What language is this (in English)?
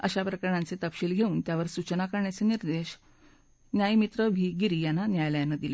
Marathi